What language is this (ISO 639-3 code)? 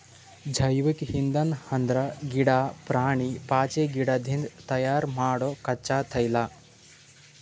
kan